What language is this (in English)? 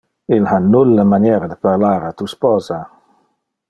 Interlingua